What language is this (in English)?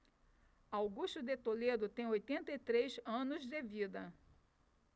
Portuguese